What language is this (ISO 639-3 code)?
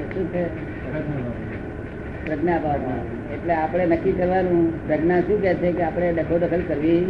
guj